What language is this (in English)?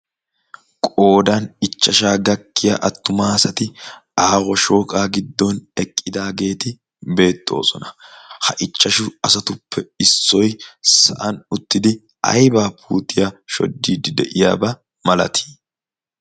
Wolaytta